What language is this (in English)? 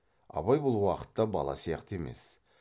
Kazakh